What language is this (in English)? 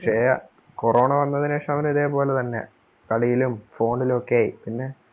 Malayalam